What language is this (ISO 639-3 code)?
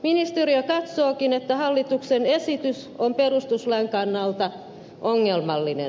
fin